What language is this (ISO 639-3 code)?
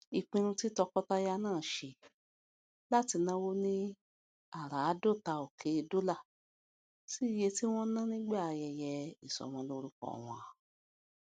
yor